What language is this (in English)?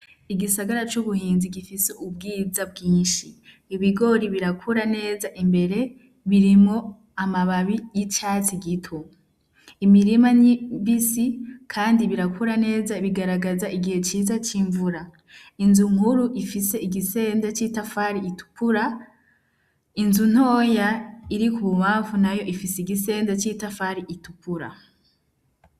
Rundi